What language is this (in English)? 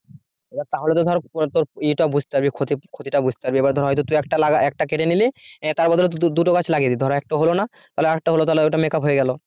Bangla